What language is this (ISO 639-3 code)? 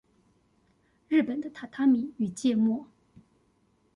zho